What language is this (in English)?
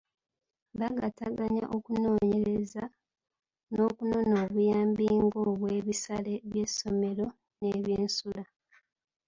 Ganda